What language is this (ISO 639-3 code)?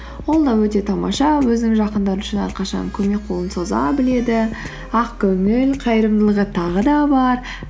kaz